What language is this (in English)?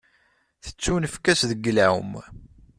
Kabyle